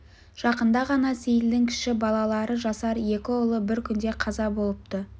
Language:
Kazakh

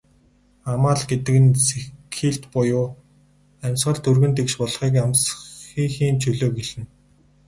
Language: Mongolian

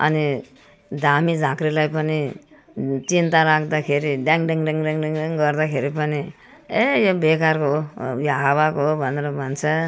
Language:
Nepali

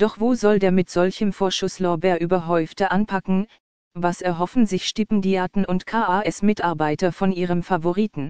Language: German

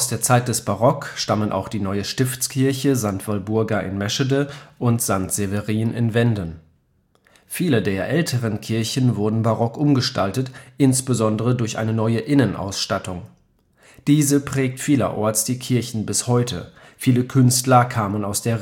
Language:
German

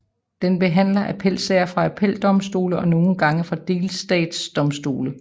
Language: Danish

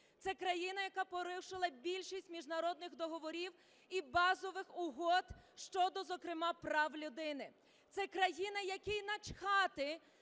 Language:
Ukrainian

